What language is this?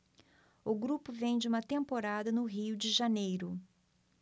Portuguese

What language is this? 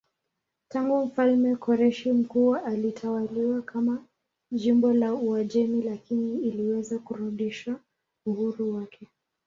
Swahili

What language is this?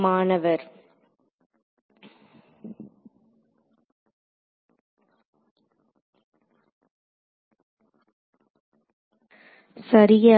Tamil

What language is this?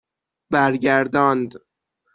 Persian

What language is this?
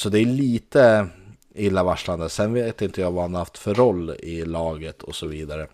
Swedish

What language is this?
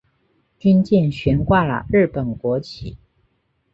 Chinese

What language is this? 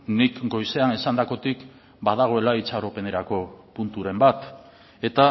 Basque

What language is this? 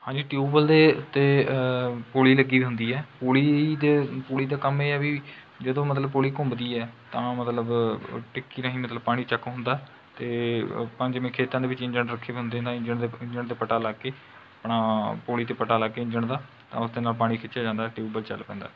Punjabi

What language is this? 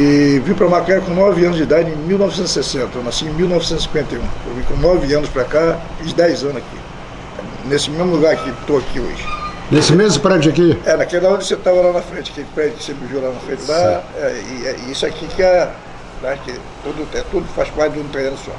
Portuguese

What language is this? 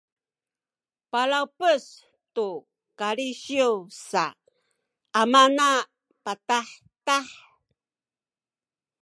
Sakizaya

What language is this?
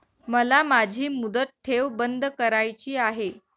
Marathi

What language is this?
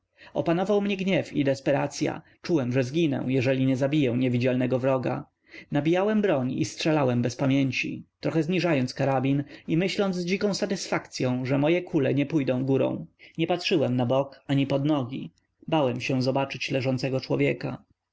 Polish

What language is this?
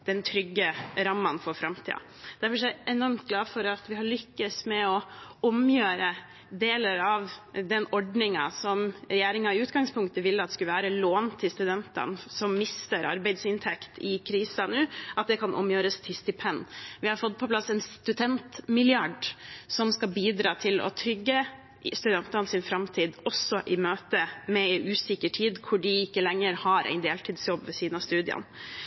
Norwegian Bokmål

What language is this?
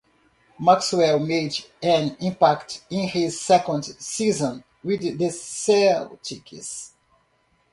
English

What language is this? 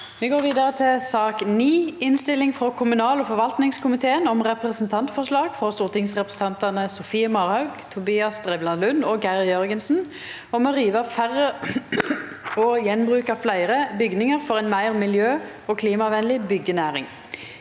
Norwegian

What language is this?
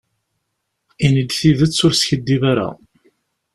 Kabyle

